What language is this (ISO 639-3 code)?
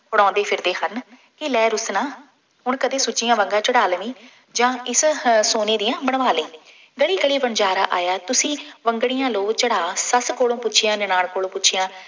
pan